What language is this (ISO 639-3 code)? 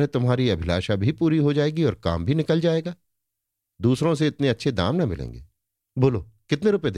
hin